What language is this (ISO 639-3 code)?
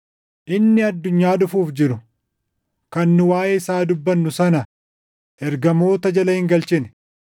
orm